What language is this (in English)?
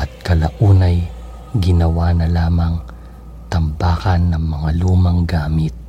Filipino